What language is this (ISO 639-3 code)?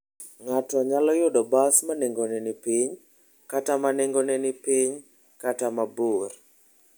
luo